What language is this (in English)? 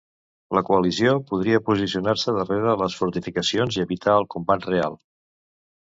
Catalan